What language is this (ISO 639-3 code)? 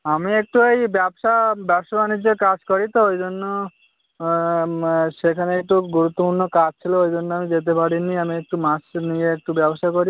ben